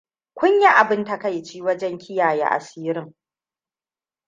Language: Hausa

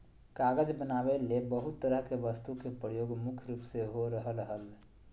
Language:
Magahi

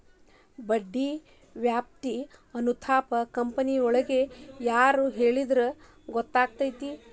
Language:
Kannada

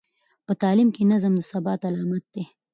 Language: Pashto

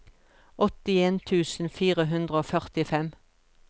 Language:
Norwegian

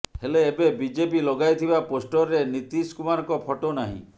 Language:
Odia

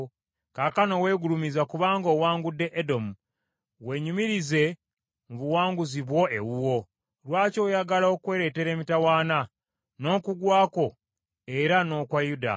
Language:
Ganda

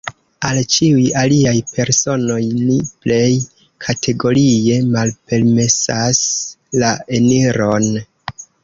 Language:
Esperanto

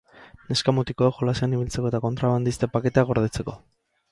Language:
Basque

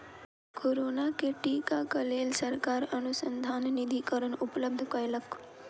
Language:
Maithili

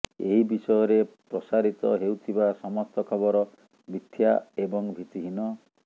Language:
Odia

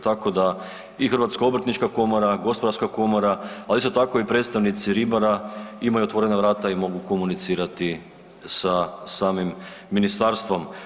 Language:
Croatian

